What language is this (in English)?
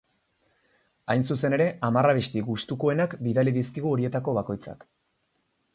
Basque